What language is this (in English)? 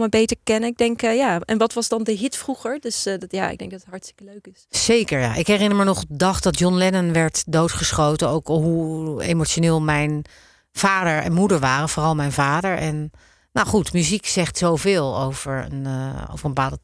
Dutch